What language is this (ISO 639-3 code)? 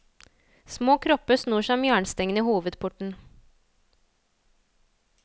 nor